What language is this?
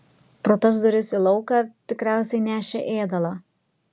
Lithuanian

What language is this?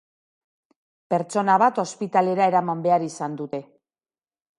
Basque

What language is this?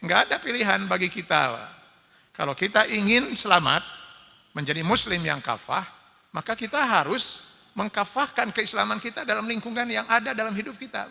Indonesian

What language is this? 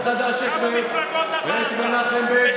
Hebrew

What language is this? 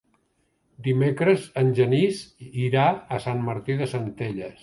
Catalan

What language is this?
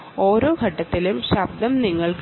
Malayalam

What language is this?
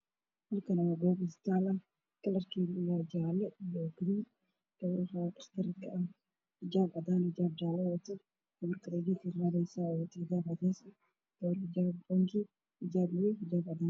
Somali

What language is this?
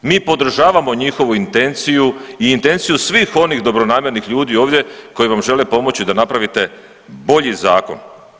Croatian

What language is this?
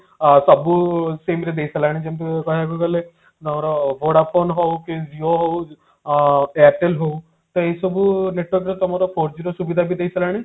Odia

